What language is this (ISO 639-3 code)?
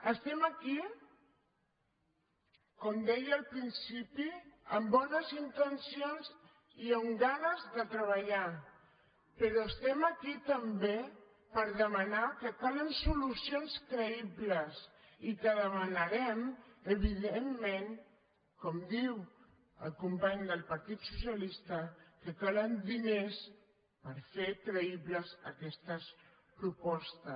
cat